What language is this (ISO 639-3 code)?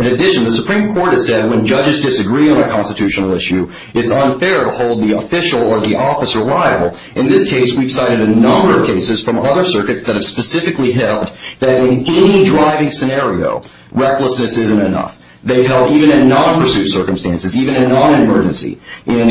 eng